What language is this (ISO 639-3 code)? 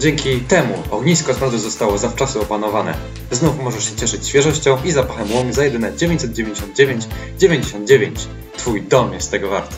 pol